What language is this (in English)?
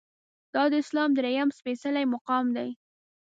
Pashto